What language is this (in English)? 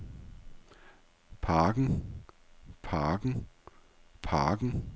Danish